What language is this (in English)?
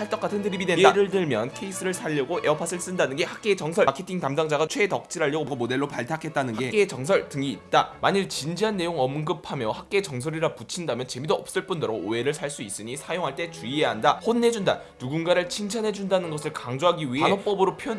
Korean